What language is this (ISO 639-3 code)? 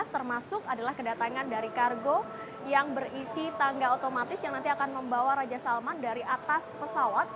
ind